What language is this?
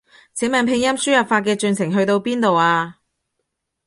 Cantonese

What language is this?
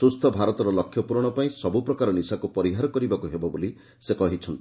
Odia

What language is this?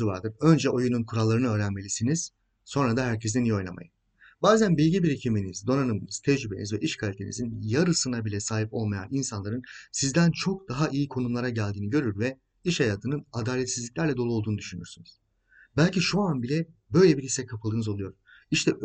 Turkish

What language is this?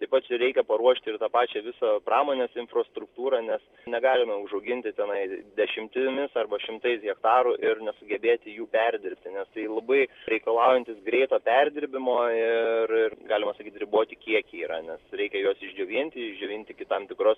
Lithuanian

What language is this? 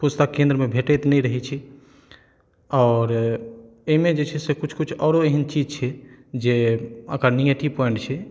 Maithili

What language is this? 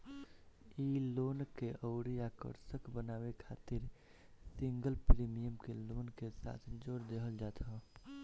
Bhojpuri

